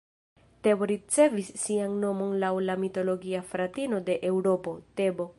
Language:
Esperanto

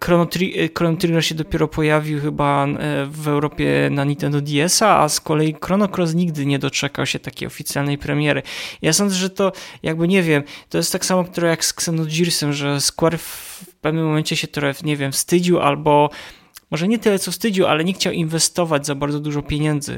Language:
Polish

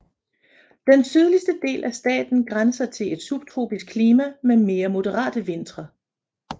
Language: Danish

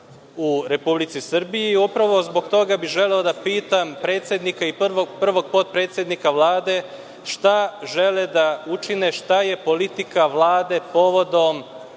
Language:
Serbian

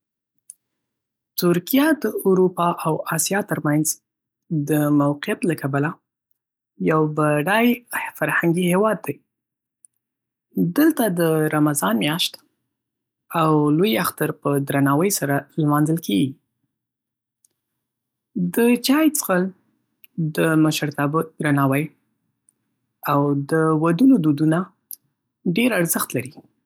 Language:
Pashto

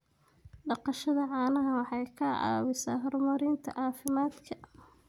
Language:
Somali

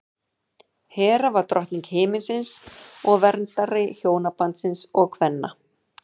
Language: Icelandic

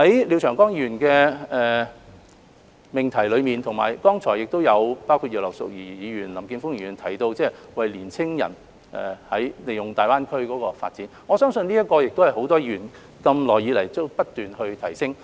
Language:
Cantonese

